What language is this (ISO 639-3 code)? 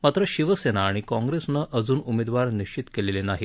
mar